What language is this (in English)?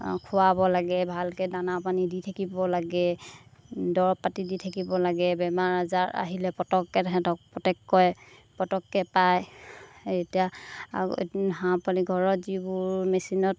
Assamese